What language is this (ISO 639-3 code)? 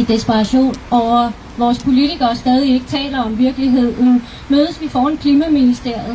dan